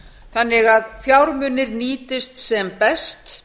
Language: Icelandic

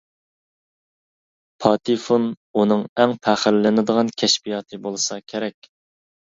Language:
Uyghur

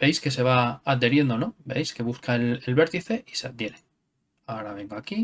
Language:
Spanish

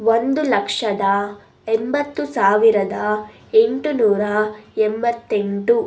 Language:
Kannada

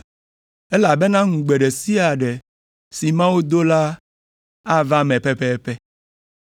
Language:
Ewe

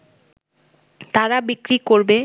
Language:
Bangla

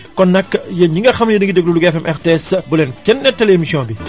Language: Wolof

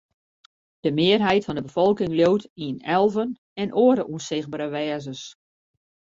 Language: Western Frisian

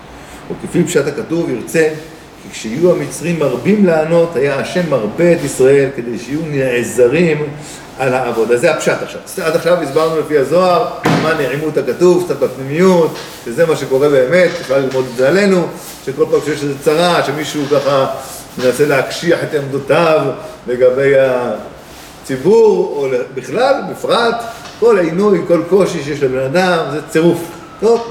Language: Hebrew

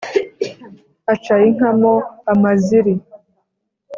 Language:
Kinyarwanda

